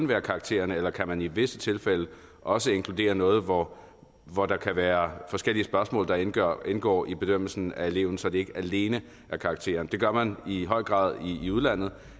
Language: Danish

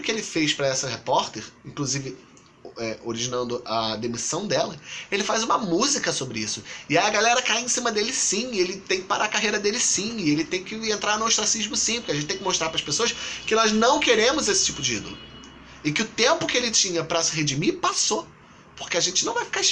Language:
Portuguese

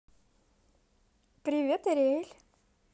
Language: Russian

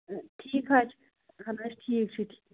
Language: Kashmiri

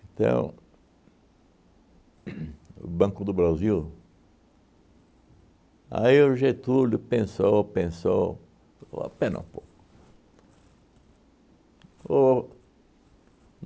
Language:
Portuguese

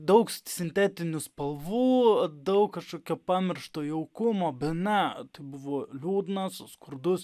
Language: Lithuanian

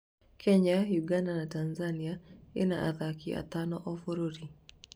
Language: Kikuyu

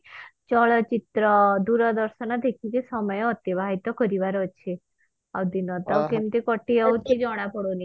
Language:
Odia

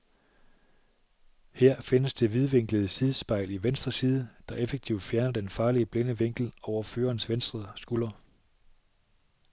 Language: Danish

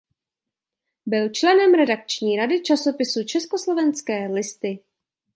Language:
Czech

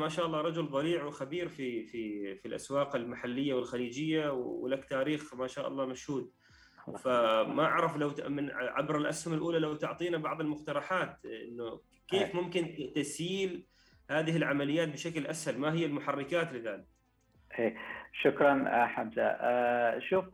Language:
Arabic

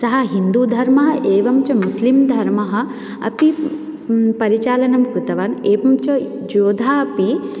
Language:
Sanskrit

